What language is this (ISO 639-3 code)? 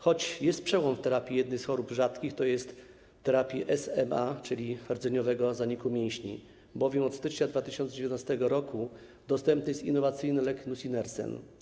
pol